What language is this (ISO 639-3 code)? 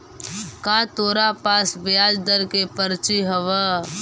mag